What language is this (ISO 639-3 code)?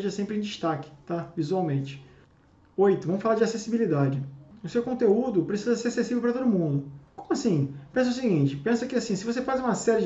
por